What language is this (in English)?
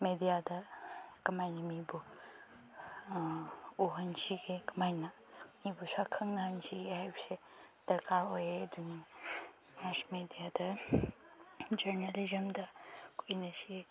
Manipuri